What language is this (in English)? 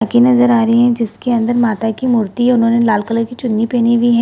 Hindi